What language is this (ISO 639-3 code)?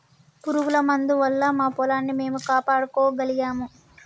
tel